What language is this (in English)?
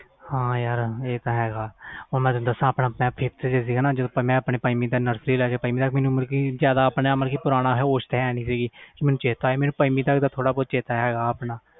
Punjabi